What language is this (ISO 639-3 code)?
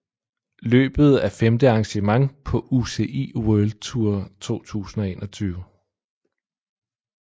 dan